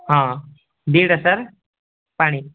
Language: Odia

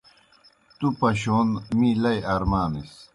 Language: Kohistani Shina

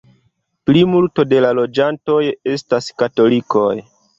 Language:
Esperanto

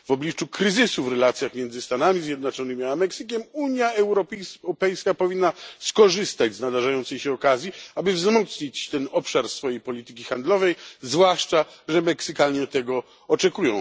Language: Polish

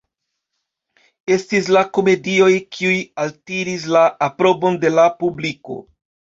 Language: Esperanto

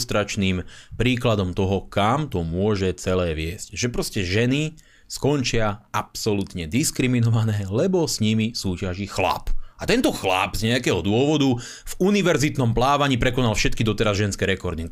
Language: Slovak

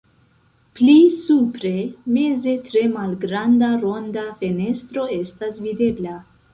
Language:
Esperanto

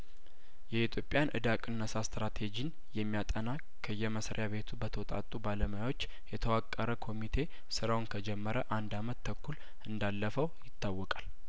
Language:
Amharic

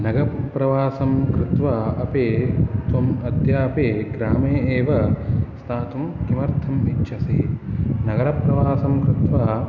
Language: Sanskrit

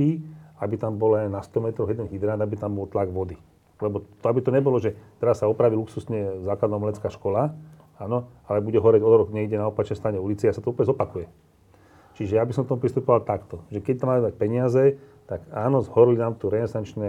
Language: Slovak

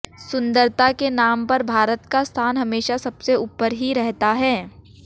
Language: Hindi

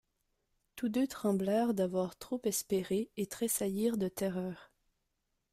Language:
French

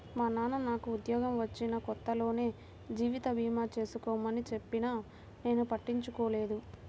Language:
Telugu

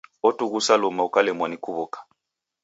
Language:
Taita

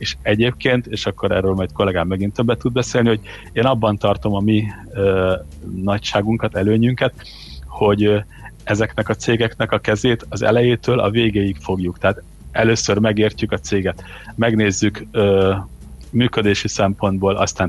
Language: Hungarian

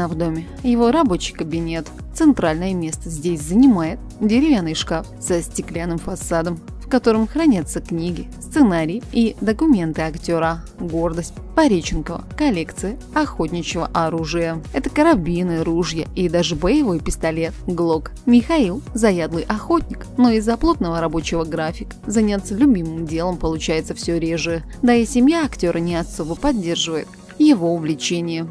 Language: Russian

